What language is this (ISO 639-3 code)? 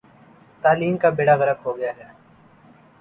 urd